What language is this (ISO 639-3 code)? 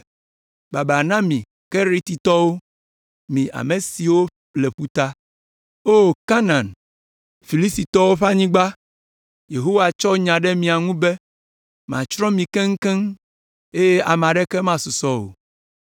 ewe